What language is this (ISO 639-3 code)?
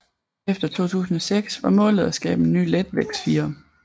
dan